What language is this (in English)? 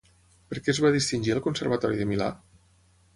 Catalan